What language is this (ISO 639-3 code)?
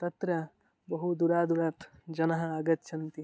san